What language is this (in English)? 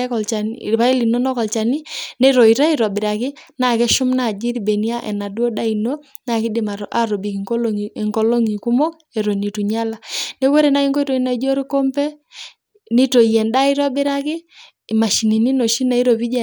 Masai